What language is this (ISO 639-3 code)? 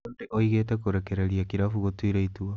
kik